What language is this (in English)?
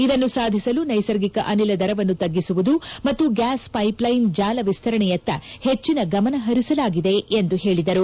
Kannada